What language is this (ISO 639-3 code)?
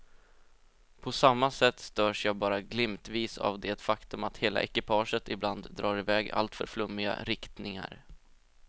swe